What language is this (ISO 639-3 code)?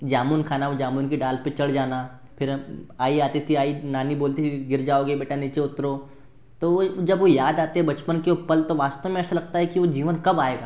hin